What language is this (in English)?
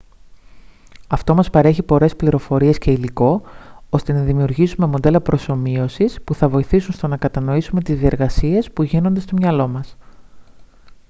Greek